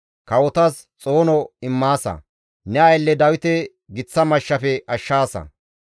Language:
Gamo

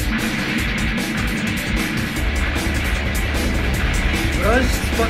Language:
Japanese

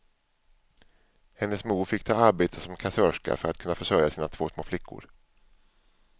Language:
Swedish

